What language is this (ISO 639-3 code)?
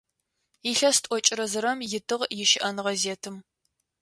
ady